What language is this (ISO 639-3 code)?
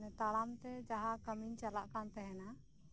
sat